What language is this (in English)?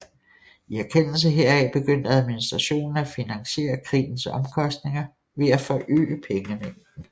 Danish